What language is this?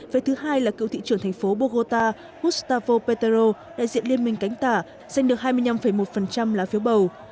Vietnamese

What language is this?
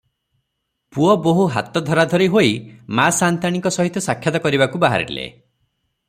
Odia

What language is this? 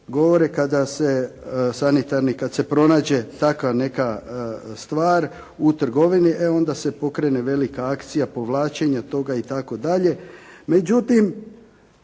Croatian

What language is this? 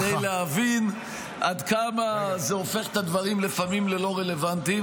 Hebrew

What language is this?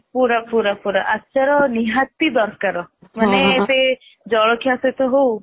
Odia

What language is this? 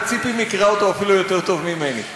Hebrew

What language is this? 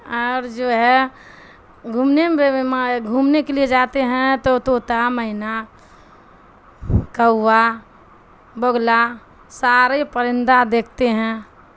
Urdu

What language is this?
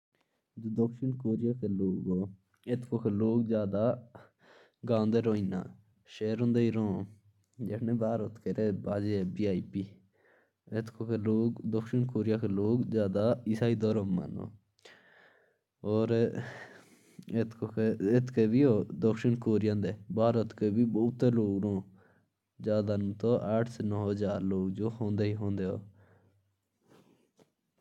Jaunsari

